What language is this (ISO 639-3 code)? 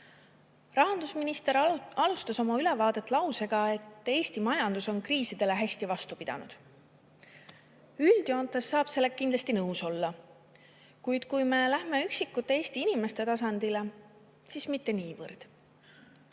est